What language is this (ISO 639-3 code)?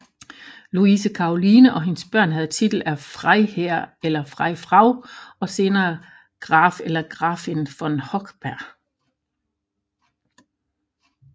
dan